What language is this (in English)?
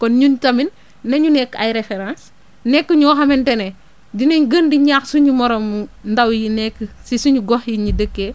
Wolof